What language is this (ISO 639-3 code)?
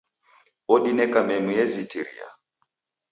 dav